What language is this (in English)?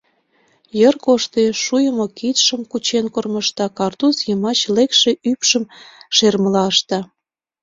Mari